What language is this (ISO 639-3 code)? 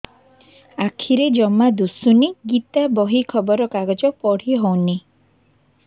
ori